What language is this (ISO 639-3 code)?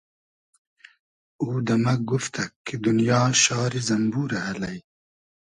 haz